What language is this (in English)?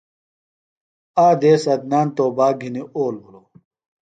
Phalura